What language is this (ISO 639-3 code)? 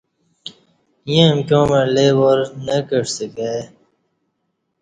bsh